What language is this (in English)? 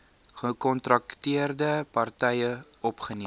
Afrikaans